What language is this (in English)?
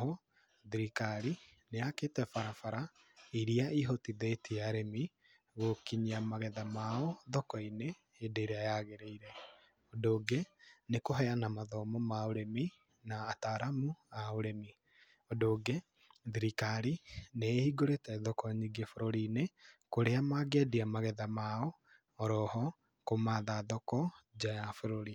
Kikuyu